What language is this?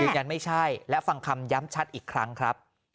Thai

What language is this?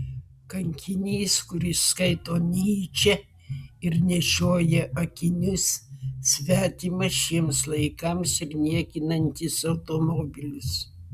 Lithuanian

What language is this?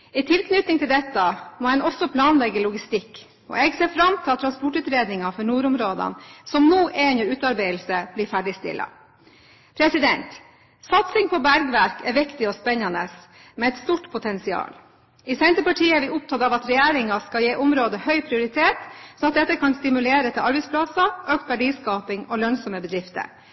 Norwegian Bokmål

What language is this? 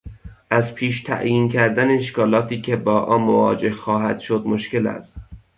Persian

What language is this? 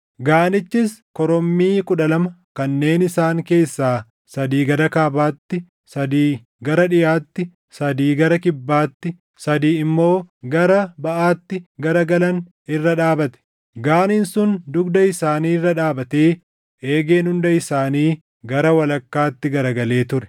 Oromo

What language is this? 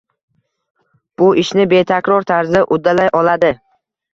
Uzbek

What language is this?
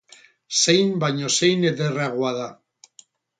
Basque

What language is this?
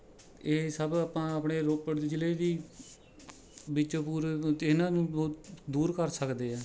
Punjabi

